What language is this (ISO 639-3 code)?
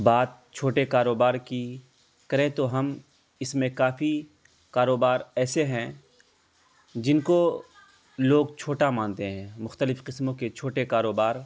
urd